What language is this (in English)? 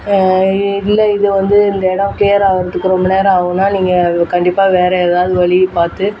Tamil